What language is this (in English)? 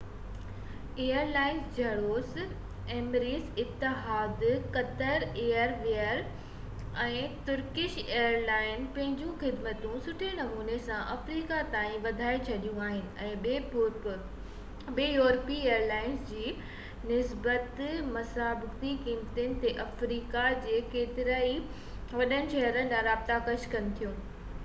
Sindhi